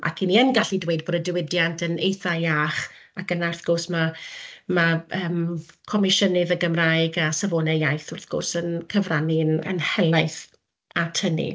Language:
Welsh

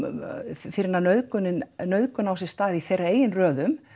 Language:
Icelandic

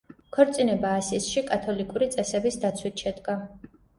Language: Georgian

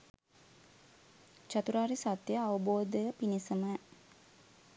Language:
Sinhala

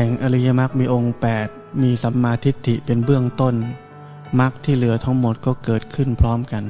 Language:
Thai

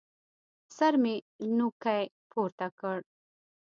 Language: Pashto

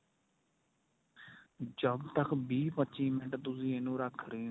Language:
Punjabi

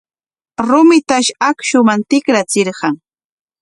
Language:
Corongo Ancash Quechua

